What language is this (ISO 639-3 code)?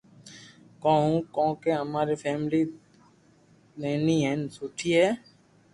lrk